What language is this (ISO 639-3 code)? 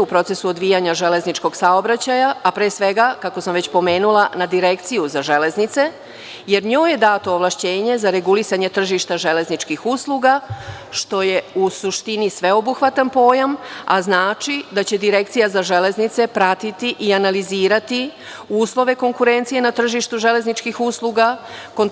srp